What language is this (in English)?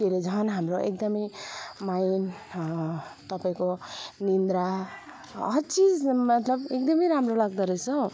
Nepali